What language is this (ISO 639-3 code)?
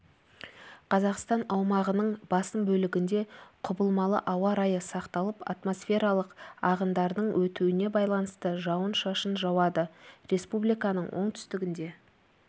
kaz